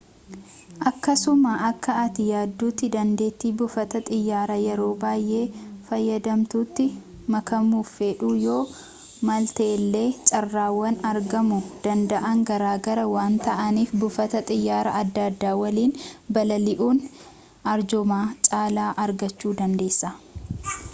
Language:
Oromo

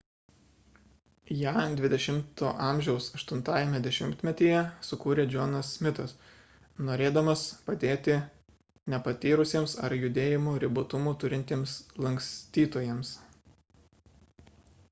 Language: Lithuanian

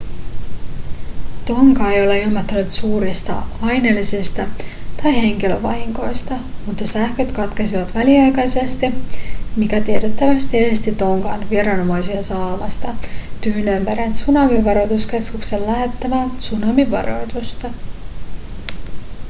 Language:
Finnish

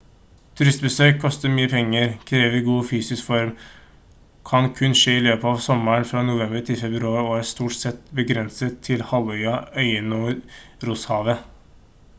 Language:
Norwegian Bokmål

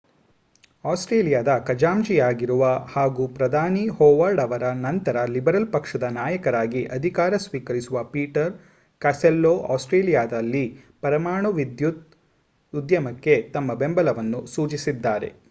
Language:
Kannada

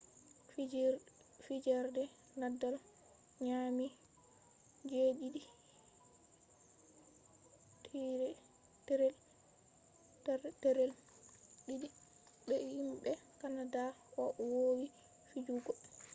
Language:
Fula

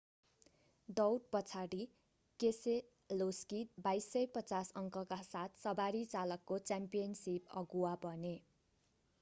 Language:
Nepali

